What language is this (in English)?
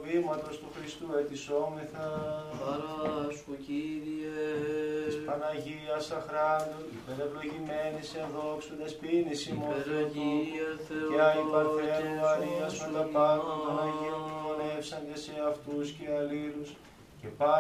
Greek